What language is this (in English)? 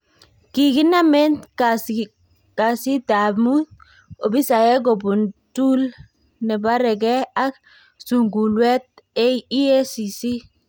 Kalenjin